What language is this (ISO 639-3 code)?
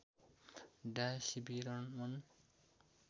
nep